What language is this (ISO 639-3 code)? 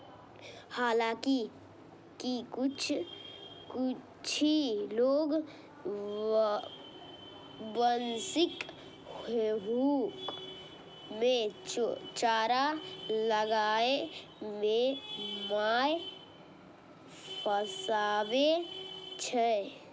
mai